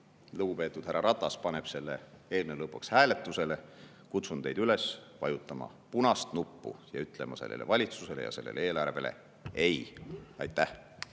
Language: Estonian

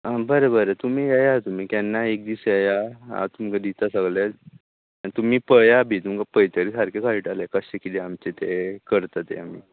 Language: Konkani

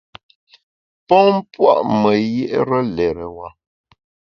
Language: Bamun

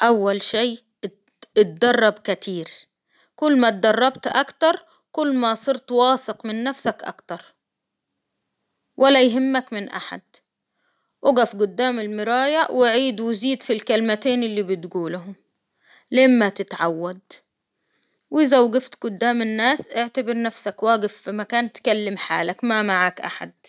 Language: Hijazi Arabic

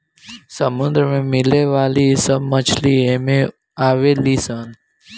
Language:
Bhojpuri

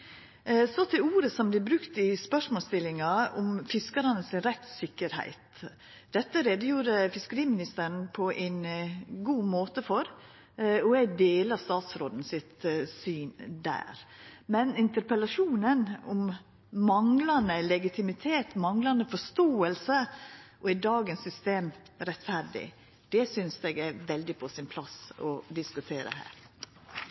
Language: Norwegian Nynorsk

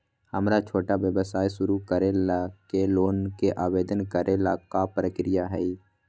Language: Magahi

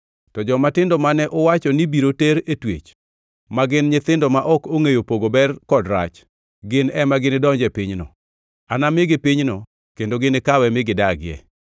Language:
Luo (Kenya and Tanzania)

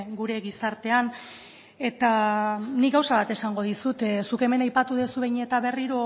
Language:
Basque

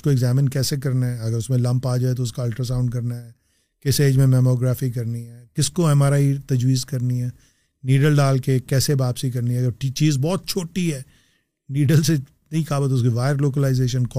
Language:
Urdu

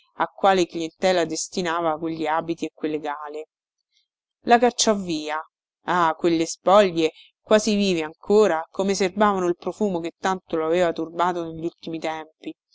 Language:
Italian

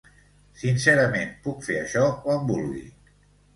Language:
Catalan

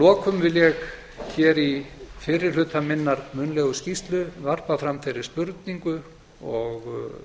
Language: Icelandic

